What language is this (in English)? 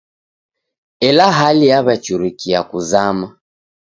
Taita